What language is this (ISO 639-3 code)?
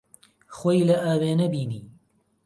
ckb